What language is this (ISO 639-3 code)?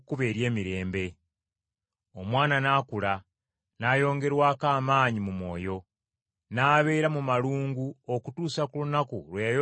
lug